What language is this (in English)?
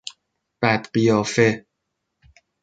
Persian